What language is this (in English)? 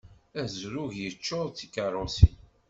Kabyle